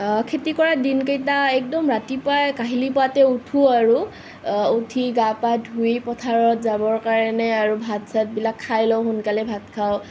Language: Assamese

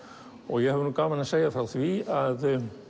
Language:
Icelandic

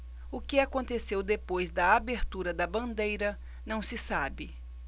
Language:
Portuguese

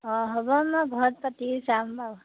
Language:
Assamese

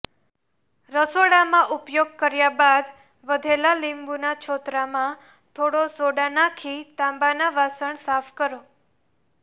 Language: Gujarati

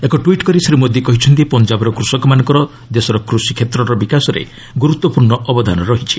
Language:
Odia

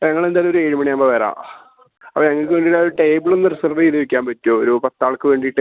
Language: Malayalam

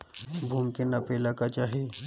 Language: Bhojpuri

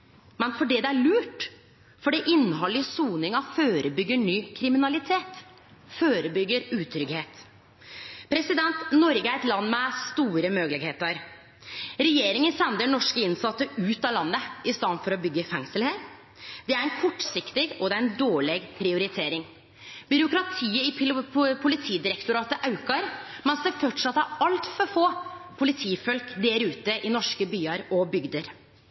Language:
Norwegian Nynorsk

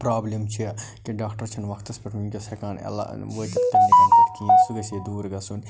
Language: Kashmiri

